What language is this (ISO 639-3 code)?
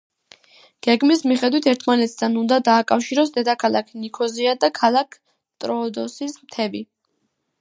kat